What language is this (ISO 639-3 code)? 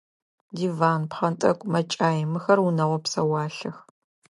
ady